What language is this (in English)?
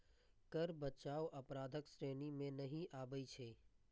Maithili